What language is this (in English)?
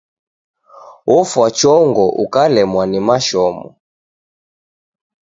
Taita